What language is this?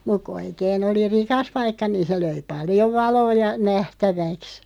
Finnish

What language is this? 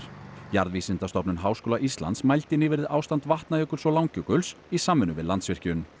Icelandic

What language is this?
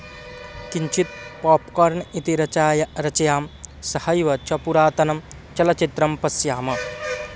Sanskrit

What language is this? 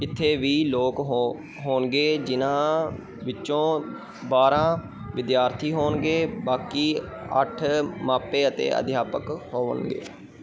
Punjabi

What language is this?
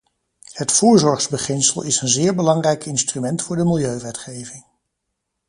Dutch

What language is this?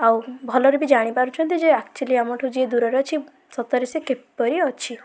Odia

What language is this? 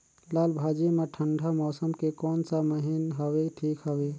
Chhattisgarhi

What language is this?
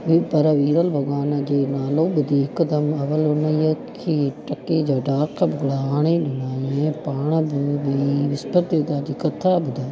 Sindhi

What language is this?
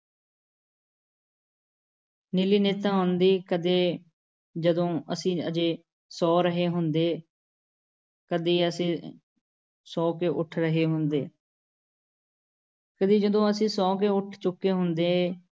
Punjabi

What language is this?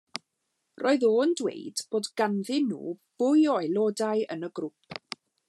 Welsh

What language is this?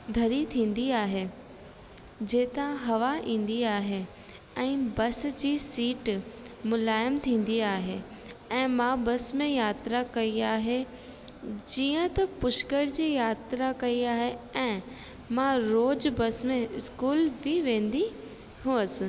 Sindhi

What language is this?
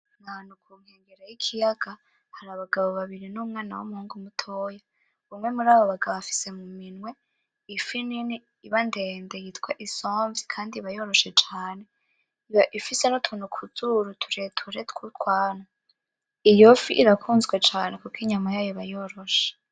Rundi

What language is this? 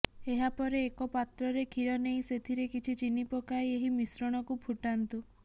Odia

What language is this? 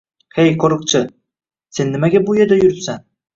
Uzbek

